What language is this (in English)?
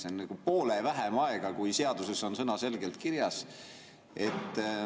Estonian